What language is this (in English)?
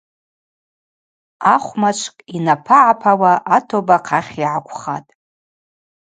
Abaza